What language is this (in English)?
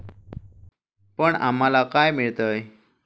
Marathi